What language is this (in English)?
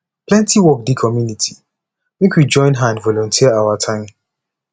Nigerian Pidgin